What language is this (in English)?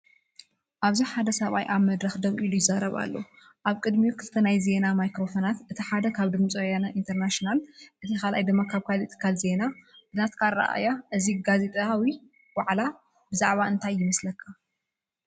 Tigrinya